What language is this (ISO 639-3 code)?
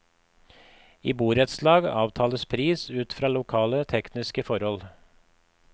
nor